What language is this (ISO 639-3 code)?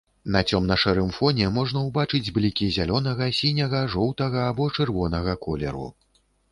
bel